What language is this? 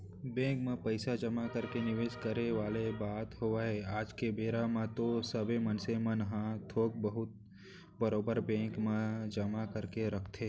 Chhattisgarhi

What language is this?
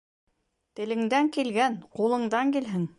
Bashkir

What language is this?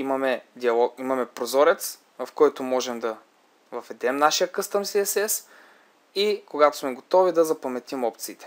Bulgarian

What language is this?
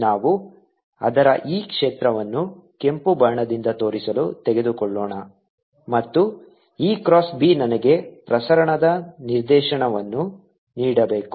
Kannada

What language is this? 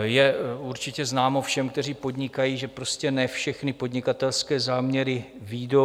Czech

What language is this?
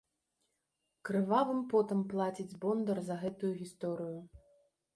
Belarusian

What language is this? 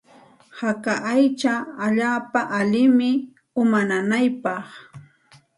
Santa Ana de Tusi Pasco Quechua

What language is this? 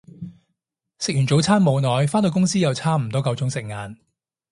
Cantonese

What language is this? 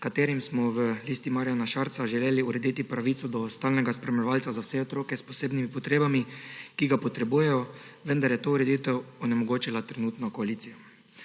Slovenian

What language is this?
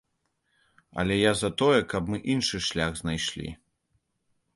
Belarusian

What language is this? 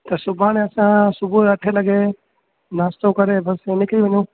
Sindhi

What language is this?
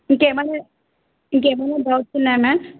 Telugu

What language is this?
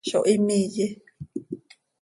Seri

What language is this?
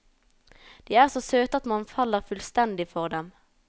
Norwegian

